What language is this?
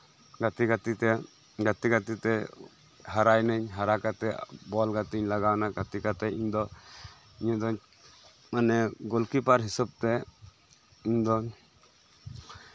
Santali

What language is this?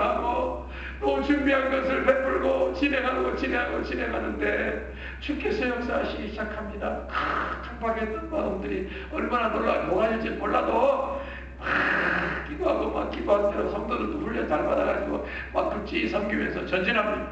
Korean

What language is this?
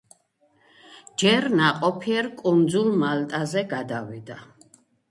Georgian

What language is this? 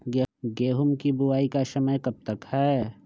Magahi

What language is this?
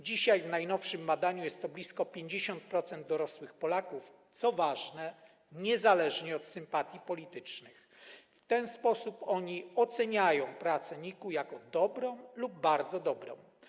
Polish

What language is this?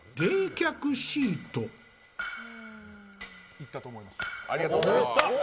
Japanese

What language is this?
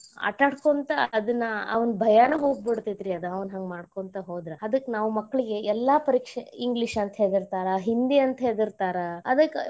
Kannada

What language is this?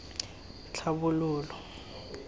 Tswana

